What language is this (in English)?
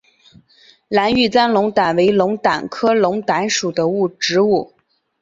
Chinese